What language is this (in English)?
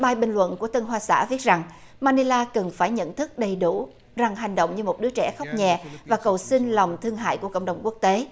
Vietnamese